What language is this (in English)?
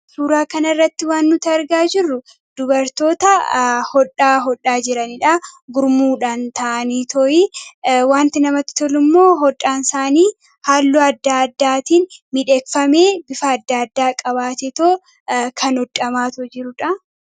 Oromo